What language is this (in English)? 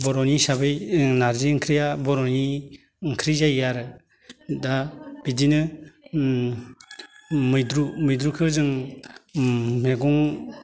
Bodo